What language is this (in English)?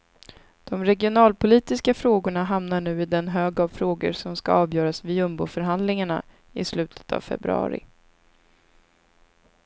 Swedish